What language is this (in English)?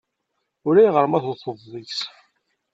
Kabyle